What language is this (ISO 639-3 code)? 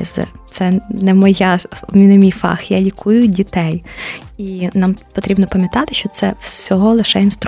ukr